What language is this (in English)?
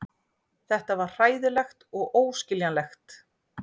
Icelandic